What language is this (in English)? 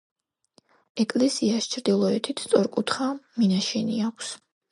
Georgian